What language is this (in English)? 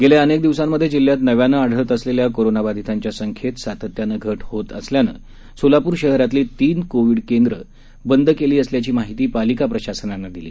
Marathi